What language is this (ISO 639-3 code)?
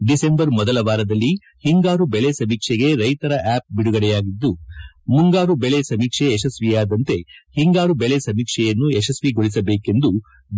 kan